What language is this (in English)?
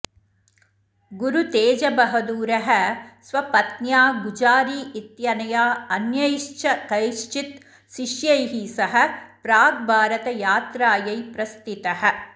Sanskrit